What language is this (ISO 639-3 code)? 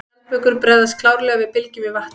isl